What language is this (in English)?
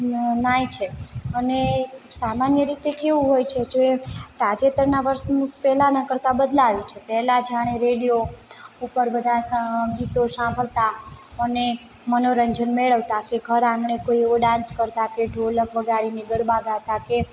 Gujarati